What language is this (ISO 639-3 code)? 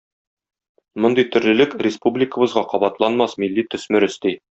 tat